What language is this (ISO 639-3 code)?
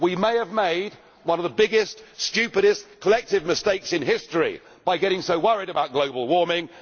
eng